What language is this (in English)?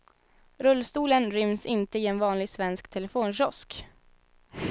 Swedish